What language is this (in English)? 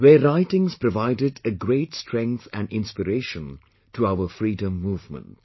English